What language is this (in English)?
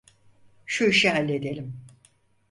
Turkish